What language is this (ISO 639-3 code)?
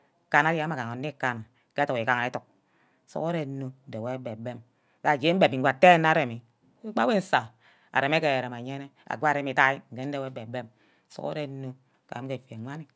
byc